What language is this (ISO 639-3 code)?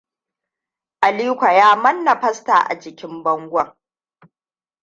hau